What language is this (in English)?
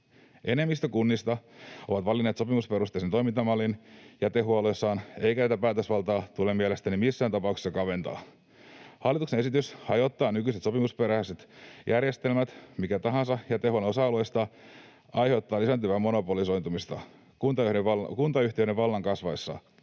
Finnish